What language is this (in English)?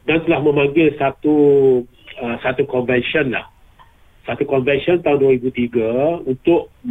Malay